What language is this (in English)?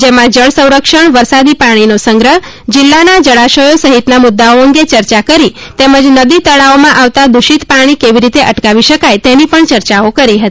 Gujarati